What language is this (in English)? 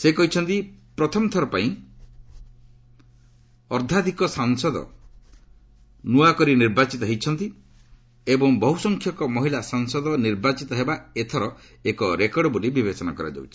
Odia